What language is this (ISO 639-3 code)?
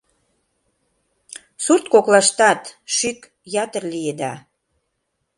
chm